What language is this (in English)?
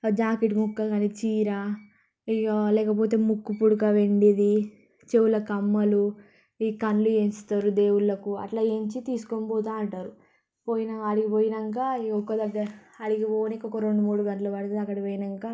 Telugu